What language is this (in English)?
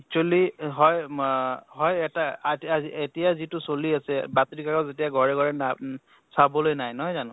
Assamese